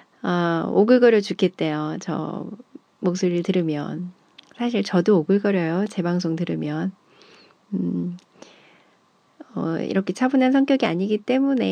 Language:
Korean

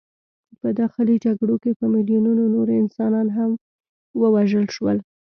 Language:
Pashto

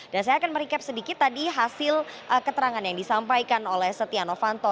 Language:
Indonesian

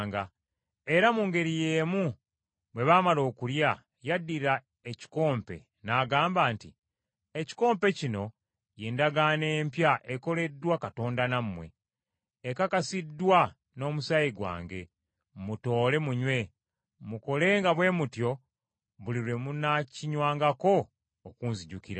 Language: Ganda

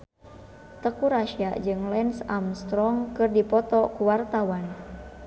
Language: Sundanese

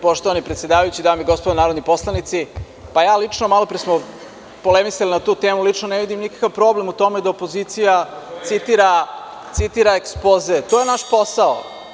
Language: Serbian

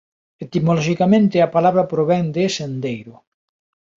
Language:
Galician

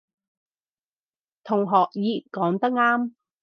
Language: Cantonese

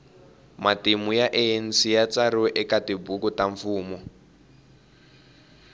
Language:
Tsonga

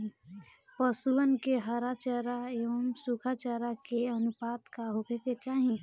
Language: Bhojpuri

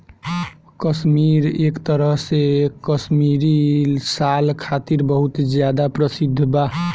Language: Bhojpuri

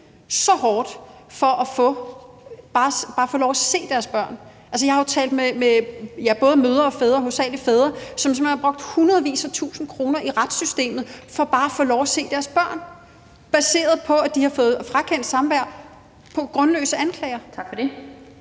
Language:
Danish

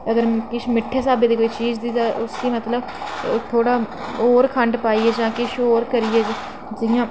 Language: Dogri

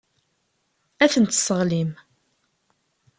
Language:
Kabyle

